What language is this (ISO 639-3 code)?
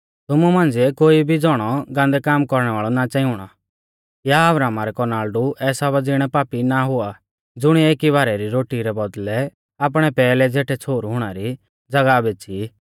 bfz